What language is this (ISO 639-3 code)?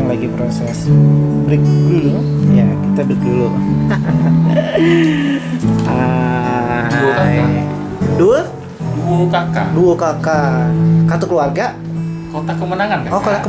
ind